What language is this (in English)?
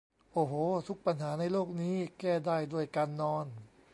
Thai